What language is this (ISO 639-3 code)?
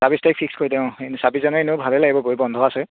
asm